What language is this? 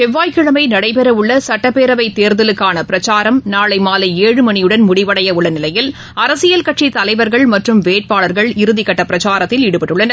Tamil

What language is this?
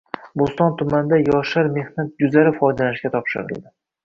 Uzbek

